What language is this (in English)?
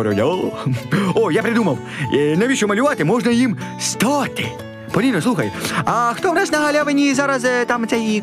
Ukrainian